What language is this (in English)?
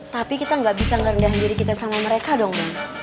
Indonesian